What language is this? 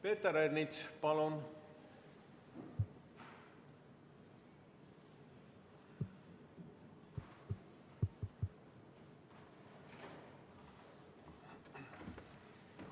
Estonian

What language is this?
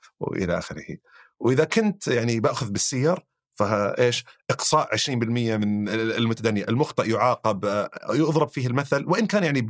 Arabic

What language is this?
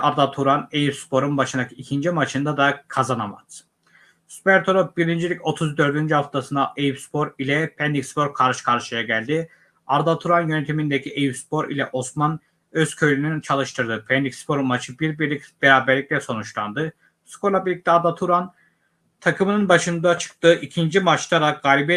Turkish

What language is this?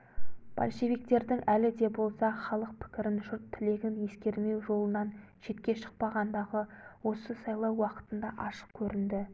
Kazakh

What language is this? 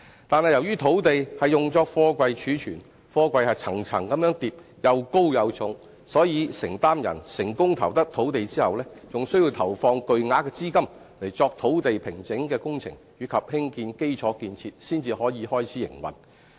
Cantonese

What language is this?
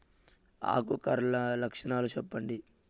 Telugu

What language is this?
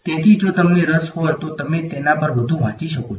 Gujarati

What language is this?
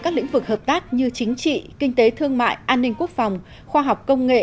Vietnamese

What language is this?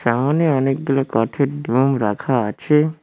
Bangla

